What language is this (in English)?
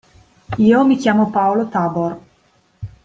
Italian